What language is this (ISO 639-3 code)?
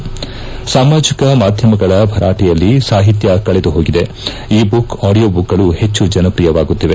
kan